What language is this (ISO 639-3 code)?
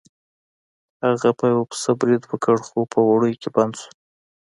pus